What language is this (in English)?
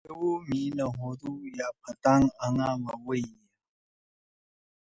Torwali